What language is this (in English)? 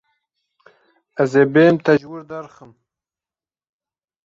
Kurdish